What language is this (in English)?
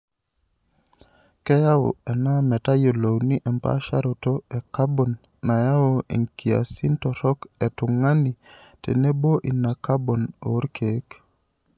Masai